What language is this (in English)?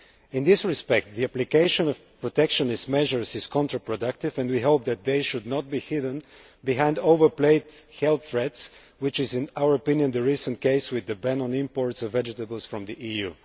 English